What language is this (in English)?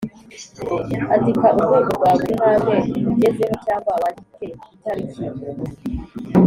Kinyarwanda